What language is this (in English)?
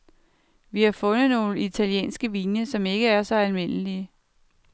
Danish